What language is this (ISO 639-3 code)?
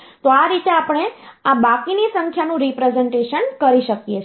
guj